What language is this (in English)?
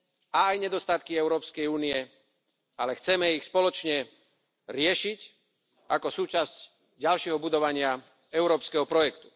Slovak